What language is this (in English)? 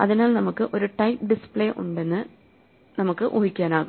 Malayalam